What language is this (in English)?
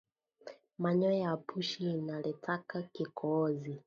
Swahili